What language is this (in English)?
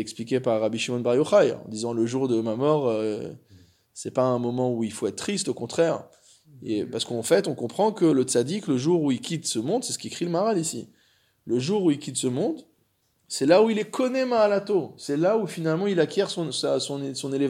French